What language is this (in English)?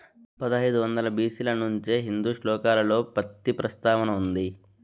Telugu